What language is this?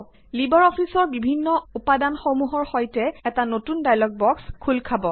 Assamese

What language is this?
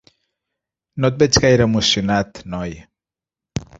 Catalan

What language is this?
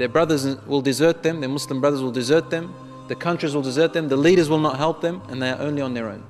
English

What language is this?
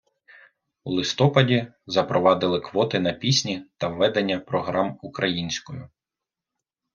Ukrainian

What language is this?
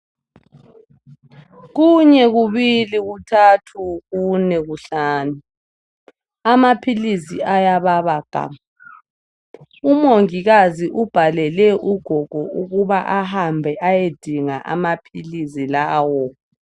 North Ndebele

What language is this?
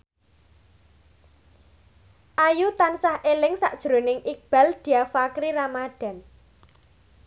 Javanese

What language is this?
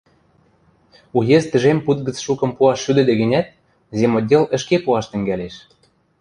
Western Mari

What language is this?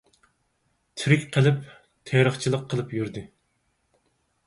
Uyghur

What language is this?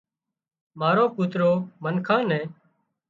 Wadiyara Koli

